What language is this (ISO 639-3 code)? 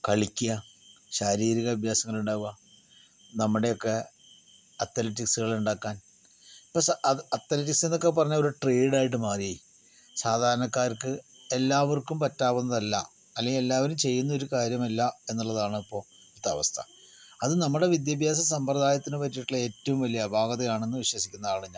mal